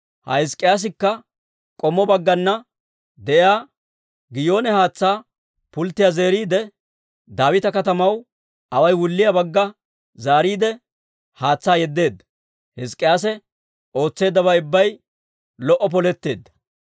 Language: Dawro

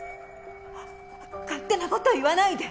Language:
Japanese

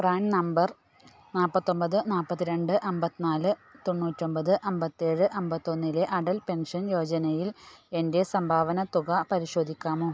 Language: Malayalam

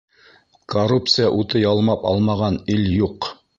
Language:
Bashkir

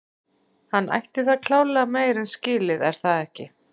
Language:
Icelandic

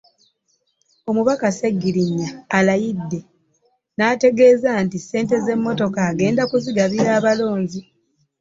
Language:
Ganda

